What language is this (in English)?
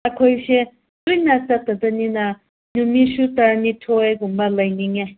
Manipuri